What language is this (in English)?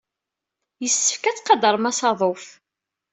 Kabyle